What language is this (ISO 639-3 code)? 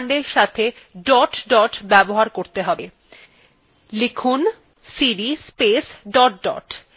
ben